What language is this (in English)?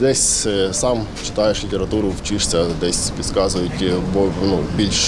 Ukrainian